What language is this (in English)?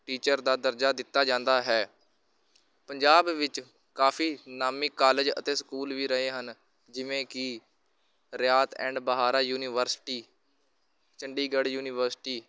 Punjabi